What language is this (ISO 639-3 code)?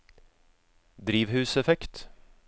nor